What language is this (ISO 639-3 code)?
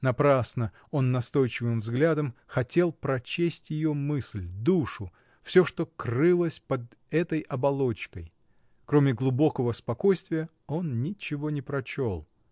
rus